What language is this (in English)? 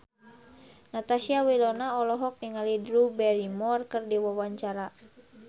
Sundanese